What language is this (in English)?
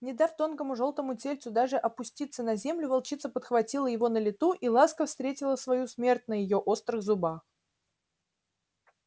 Russian